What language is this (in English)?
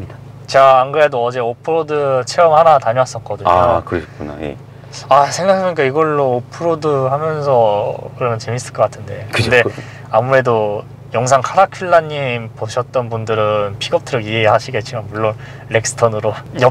Korean